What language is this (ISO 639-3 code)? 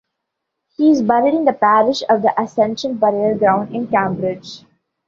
eng